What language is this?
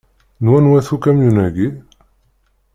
Kabyle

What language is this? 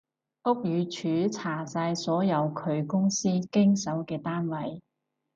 Cantonese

